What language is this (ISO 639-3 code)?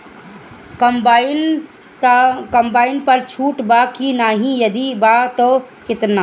bho